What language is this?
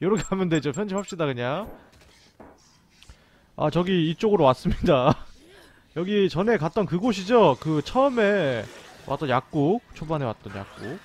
Korean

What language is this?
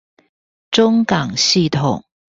Chinese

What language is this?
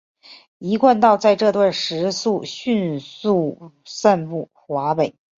Chinese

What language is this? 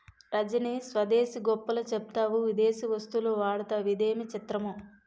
Telugu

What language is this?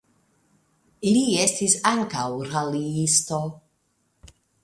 Esperanto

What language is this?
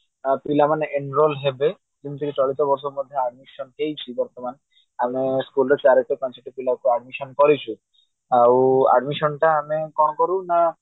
Odia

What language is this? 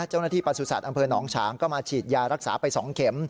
Thai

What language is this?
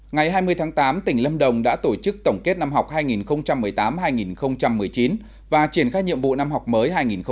Vietnamese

